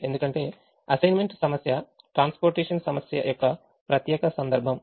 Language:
Telugu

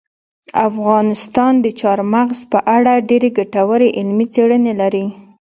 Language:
Pashto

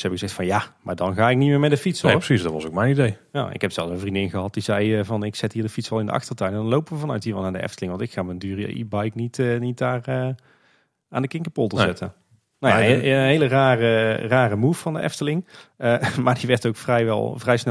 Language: Dutch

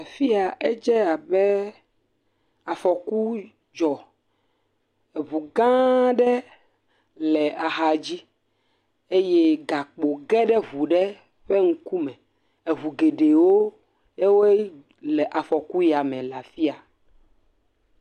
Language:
Ewe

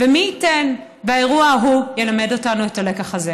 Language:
Hebrew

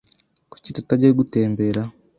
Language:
Kinyarwanda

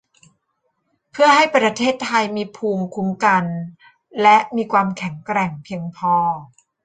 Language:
Thai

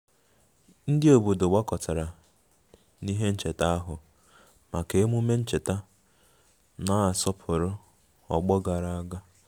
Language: Igbo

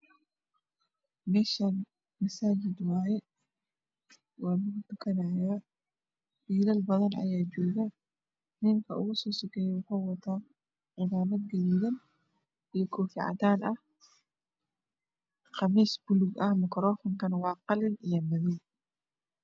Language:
Somali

